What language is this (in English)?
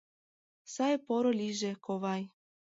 Mari